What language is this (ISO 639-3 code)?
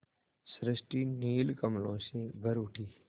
hin